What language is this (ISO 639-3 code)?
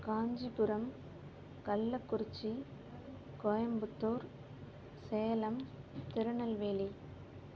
tam